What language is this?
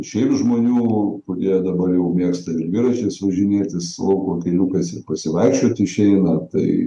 Lithuanian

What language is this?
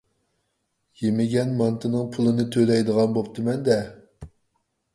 Uyghur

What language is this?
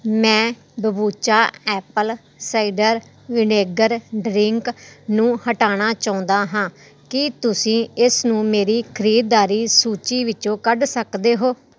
Punjabi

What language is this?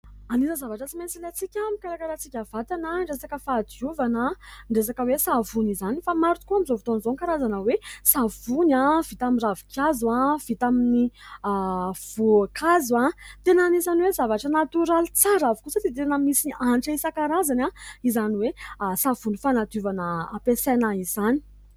Malagasy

